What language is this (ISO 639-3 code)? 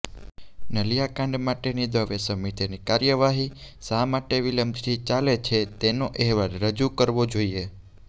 guj